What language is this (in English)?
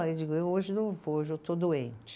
Portuguese